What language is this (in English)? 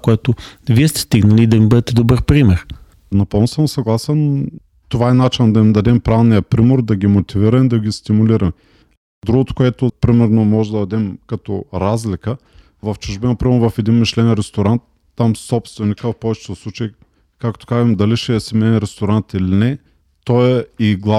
Bulgarian